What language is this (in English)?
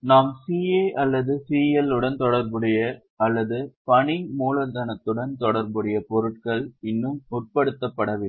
Tamil